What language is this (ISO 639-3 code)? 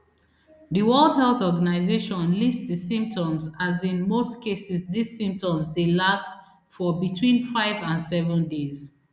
pcm